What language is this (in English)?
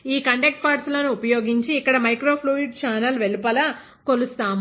Telugu